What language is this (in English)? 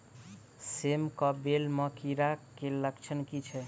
Maithili